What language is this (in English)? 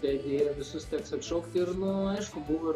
Lithuanian